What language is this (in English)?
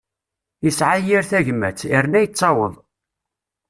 Kabyle